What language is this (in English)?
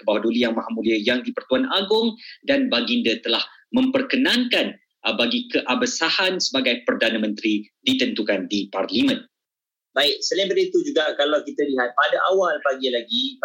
Malay